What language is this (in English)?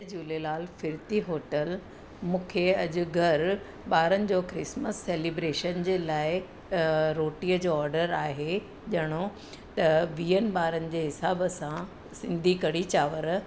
Sindhi